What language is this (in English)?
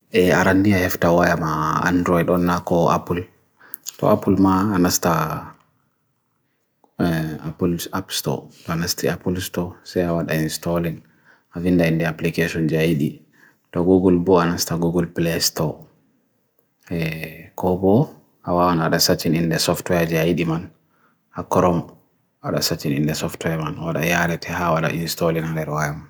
Bagirmi Fulfulde